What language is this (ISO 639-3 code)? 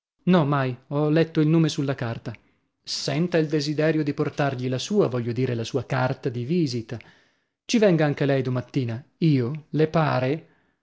ita